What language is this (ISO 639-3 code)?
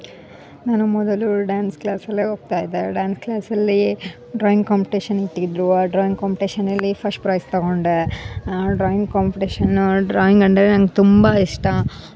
kan